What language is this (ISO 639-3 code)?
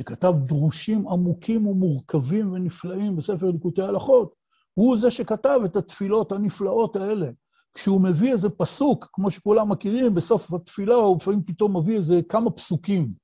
heb